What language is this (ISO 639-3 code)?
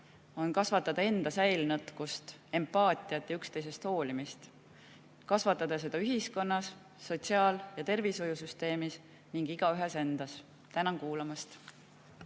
est